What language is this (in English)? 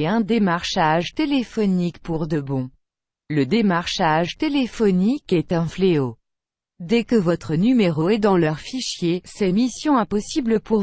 French